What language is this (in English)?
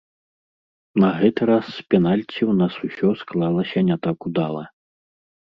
Belarusian